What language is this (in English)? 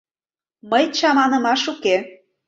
Mari